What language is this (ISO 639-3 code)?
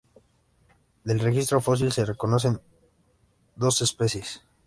spa